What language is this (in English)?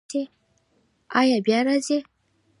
Pashto